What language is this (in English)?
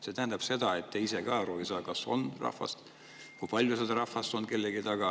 Estonian